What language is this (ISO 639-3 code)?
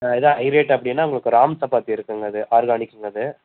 tam